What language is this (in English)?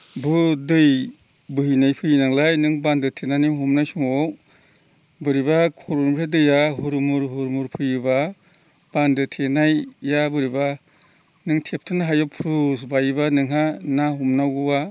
Bodo